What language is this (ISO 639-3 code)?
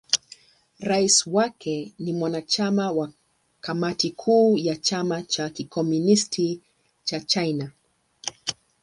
swa